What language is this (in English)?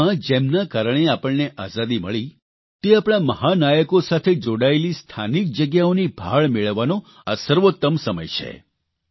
Gujarati